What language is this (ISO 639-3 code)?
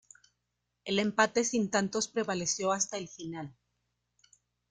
spa